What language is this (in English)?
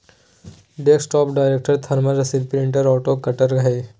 Magahi